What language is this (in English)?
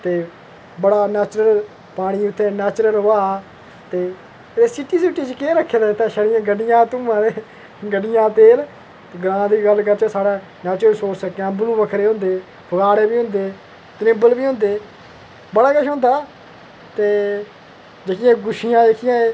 Dogri